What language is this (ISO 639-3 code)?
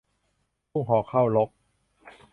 tha